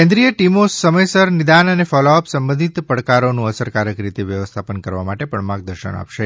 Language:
Gujarati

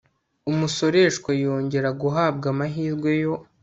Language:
Kinyarwanda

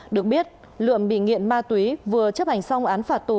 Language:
Vietnamese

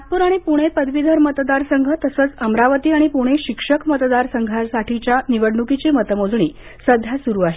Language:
Marathi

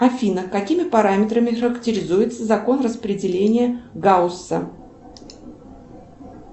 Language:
Russian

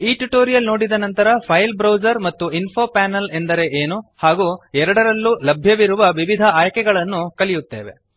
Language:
Kannada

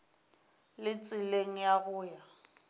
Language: Northern Sotho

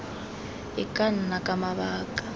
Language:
Tswana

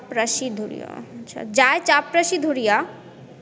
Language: Bangla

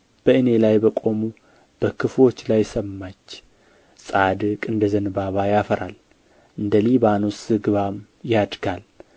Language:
Amharic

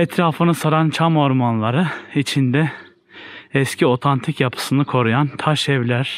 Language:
Turkish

